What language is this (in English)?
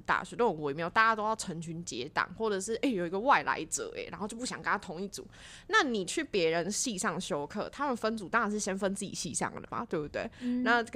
Chinese